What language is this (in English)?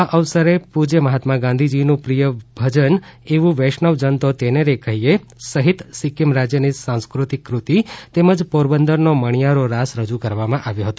Gujarati